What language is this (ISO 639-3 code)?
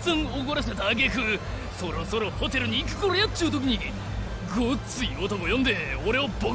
jpn